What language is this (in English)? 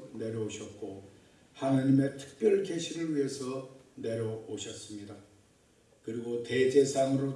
Korean